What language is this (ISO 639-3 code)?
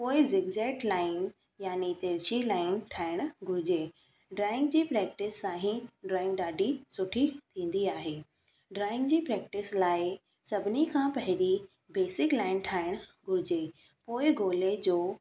snd